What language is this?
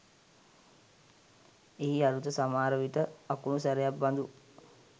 Sinhala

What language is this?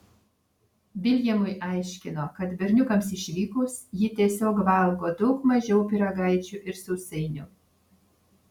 Lithuanian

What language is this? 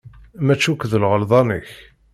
Kabyle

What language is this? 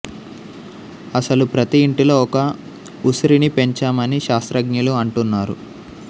Telugu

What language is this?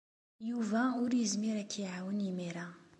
Kabyle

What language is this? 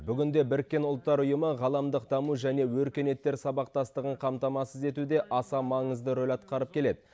Kazakh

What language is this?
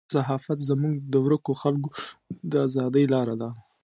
Pashto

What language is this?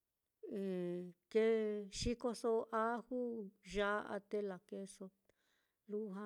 Mitlatongo Mixtec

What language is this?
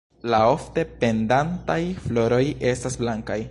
Esperanto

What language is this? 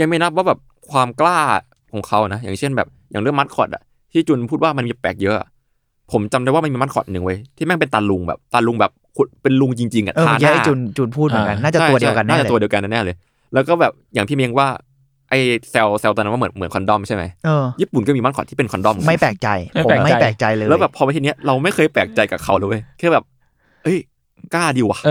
Thai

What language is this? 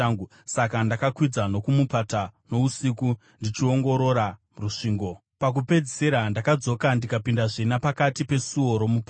Shona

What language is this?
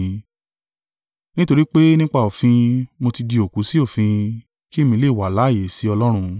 Yoruba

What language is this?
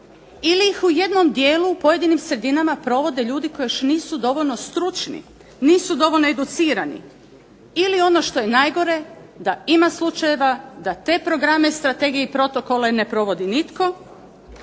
Croatian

